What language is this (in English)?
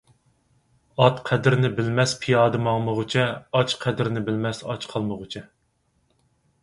Uyghur